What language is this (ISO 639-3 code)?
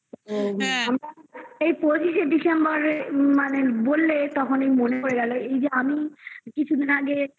ben